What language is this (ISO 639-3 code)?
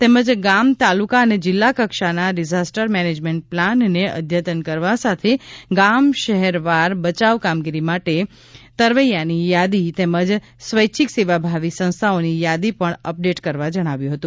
guj